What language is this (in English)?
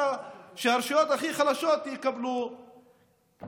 Hebrew